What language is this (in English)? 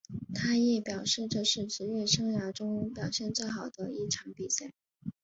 Chinese